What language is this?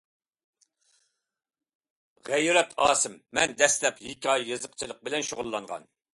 Uyghur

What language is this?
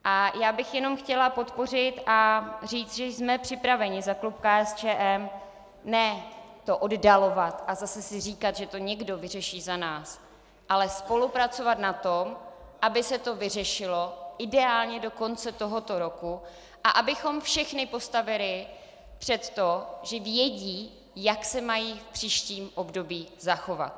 Czech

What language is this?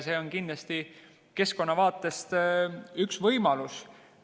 Estonian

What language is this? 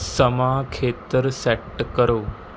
Punjabi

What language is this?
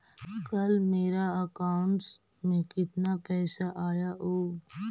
Magahi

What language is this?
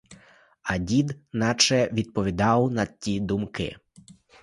Ukrainian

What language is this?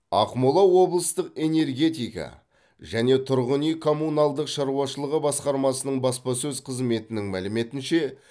Kazakh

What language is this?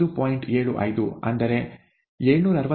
Kannada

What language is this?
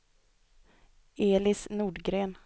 Swedish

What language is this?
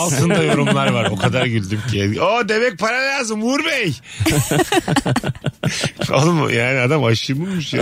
Turkish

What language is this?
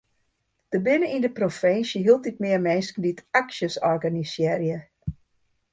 Western Frisian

